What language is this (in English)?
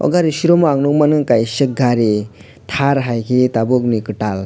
Kok Borok